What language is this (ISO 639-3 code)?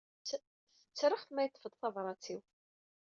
kab